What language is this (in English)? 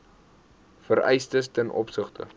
Afrikaans